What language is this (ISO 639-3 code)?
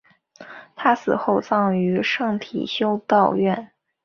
zho